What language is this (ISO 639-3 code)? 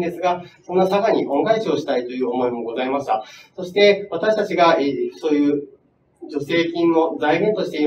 jpn